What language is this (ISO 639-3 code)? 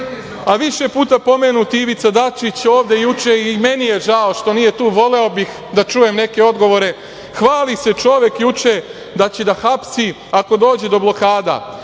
srp